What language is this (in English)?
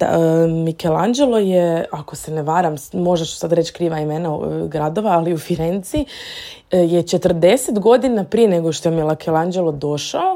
Croatian